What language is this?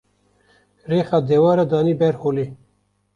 Kurdish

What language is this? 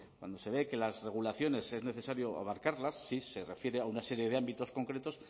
Spanish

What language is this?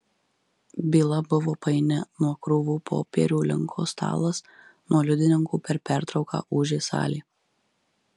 Lithuanian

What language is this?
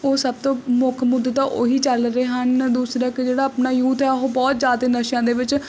Punjabi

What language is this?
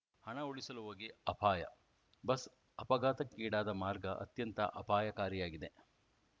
Kannada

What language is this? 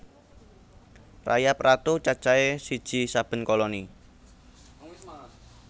Javanese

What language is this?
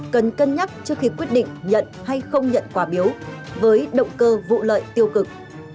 Vietnamese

